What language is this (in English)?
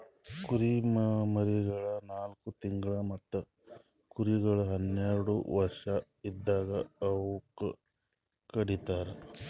Kannada